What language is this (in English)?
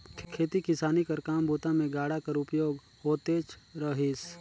Chhattisgarhi